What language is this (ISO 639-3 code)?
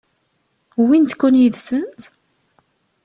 kab